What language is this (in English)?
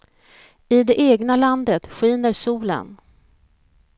Swedish